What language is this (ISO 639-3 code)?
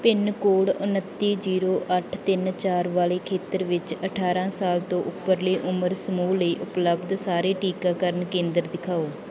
pan